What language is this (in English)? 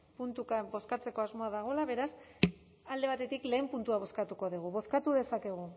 Basque